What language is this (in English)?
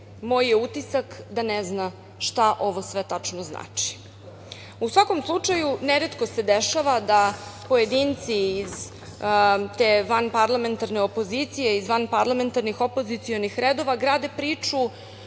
Serbian